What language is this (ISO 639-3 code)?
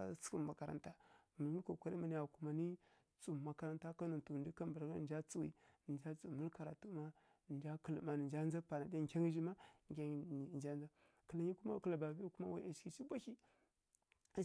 fkk